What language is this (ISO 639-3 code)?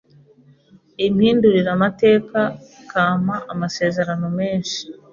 kin